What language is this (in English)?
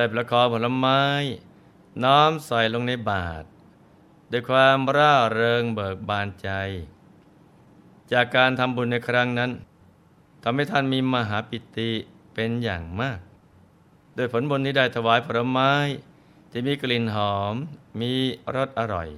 Thai